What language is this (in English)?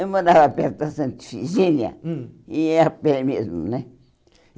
Portuguese